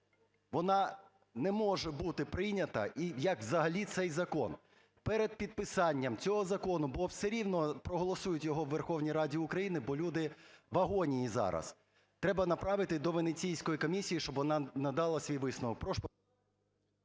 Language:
Ukrainian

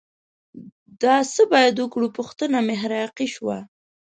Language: Pashto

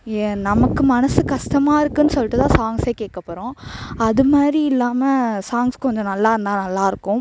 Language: Tamil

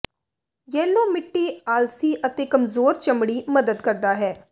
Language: Punjabi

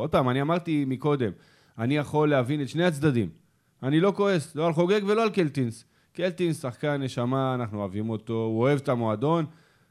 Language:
Hebrew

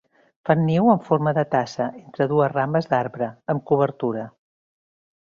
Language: Catalan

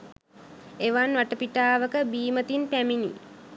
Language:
Sinhala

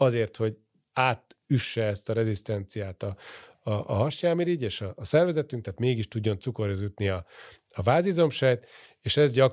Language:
Hungarian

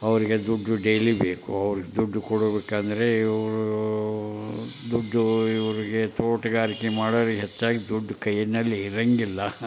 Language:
Kannada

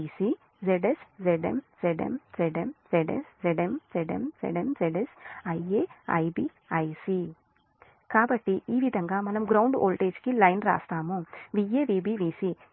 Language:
Telugu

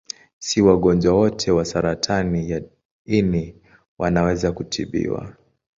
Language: Swahili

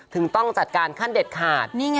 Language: Thai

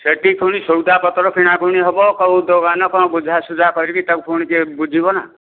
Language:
Odia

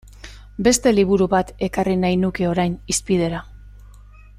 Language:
Basque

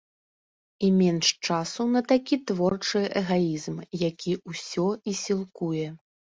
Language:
Belarusian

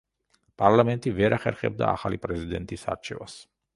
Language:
Georgian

